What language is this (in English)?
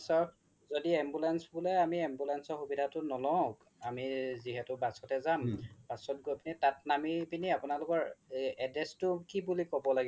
Assamese